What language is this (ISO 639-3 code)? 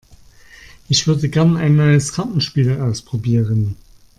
deu